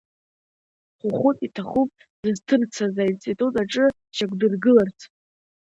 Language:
Abkhazian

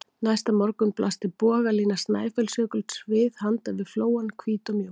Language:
Icelandic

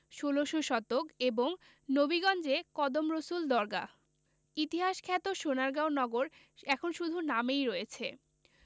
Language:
Bangla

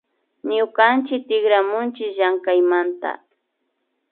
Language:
Imbabura Highland Quichua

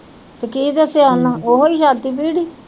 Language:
Punjabi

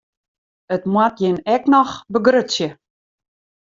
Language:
Western Frisian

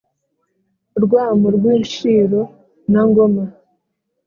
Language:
Kinyarwanda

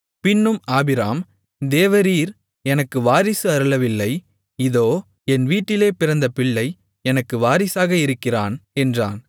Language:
Tamil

